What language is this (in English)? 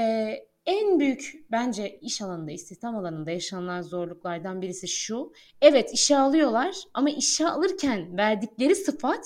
Turkish